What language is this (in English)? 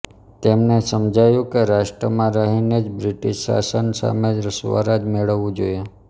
Gujarati